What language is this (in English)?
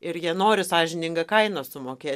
Lithuanian